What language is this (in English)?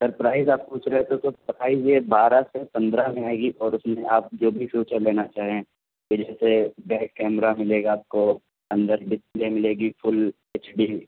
Urdu